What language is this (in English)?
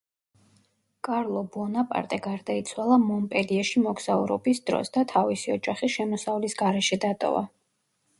Georgian